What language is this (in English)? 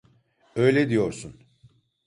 Turkish